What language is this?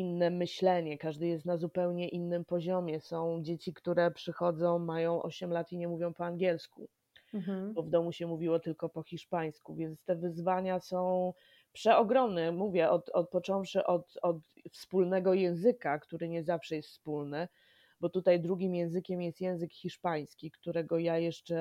Polish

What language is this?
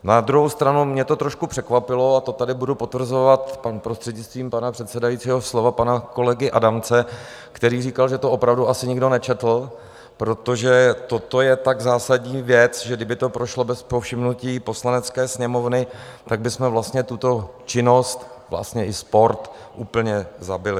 Czech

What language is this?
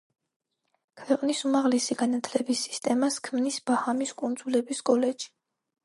Georgian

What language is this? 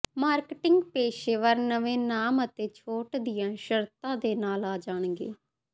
Punjabi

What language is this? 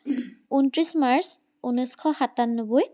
Assamese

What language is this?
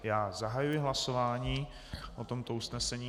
Czech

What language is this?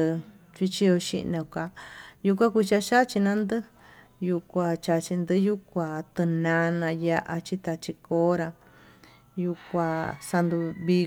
Tututepec Mixtec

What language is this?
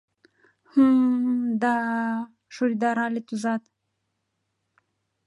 Mari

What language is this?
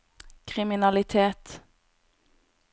Norwegian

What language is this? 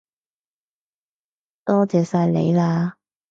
Cantonese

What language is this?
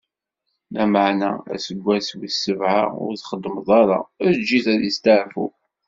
Kabyle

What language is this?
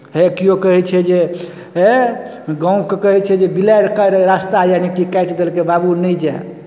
Maithili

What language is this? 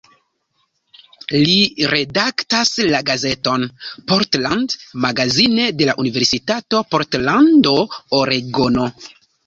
Esperanto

